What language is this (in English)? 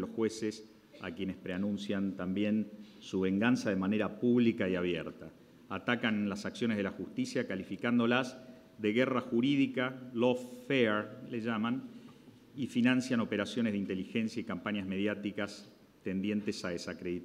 Spanish